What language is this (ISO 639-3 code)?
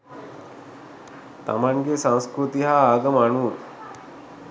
sin